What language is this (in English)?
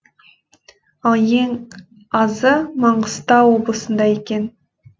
Kazakh